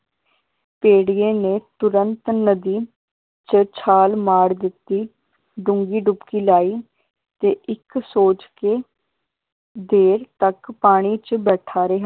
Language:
Punjabi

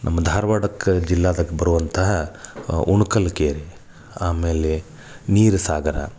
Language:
Kannada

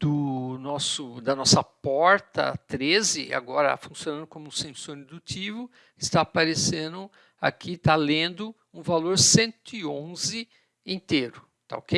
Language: Portuguese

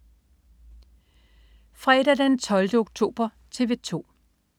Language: Danish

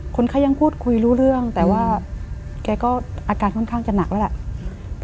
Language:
Thai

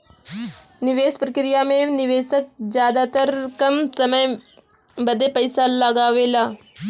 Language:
Bhojpuri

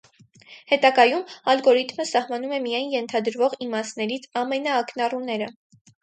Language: Armenian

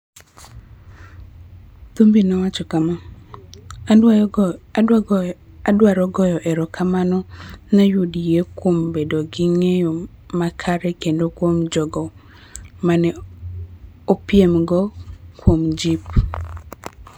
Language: Luo (Kenya and Tanzania)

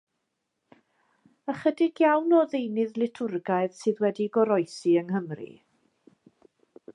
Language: Welsh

